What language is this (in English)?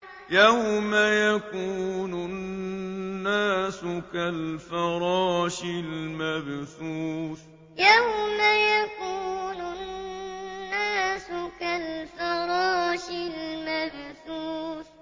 Arabic